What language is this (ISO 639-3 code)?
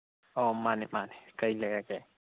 mni